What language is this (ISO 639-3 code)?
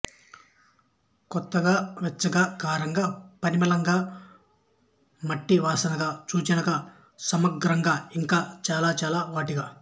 tel